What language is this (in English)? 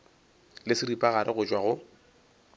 Northern Sotho